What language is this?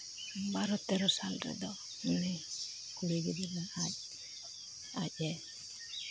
Santali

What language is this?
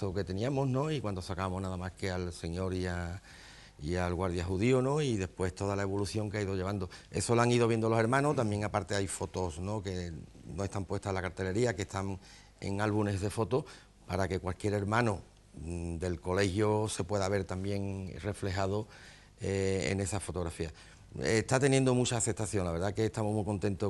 Spanish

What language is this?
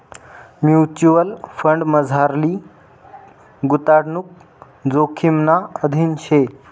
Marathi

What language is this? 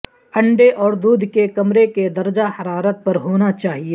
Urdu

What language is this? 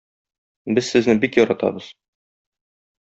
Tatar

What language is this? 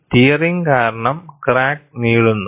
Malayalam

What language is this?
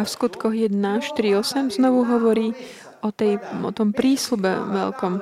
Slovak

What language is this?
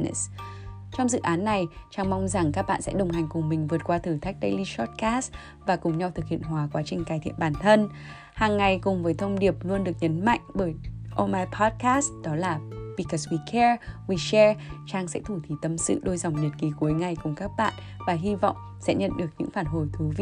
Vietnamese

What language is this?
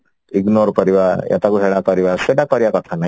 Odia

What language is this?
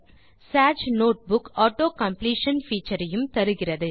Tamil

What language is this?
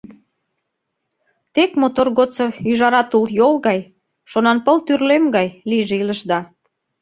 Mari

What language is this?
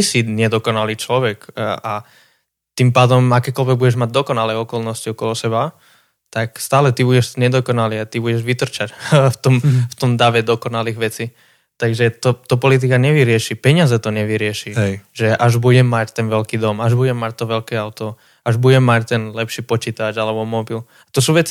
Slovak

